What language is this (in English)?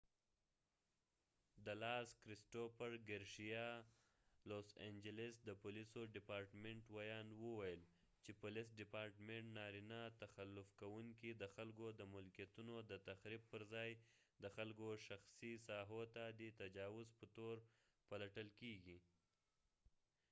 Pashto